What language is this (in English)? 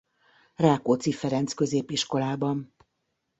Hungarian